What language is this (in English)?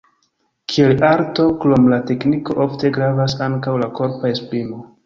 Esperanto